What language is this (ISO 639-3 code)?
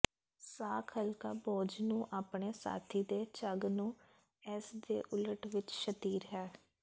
pan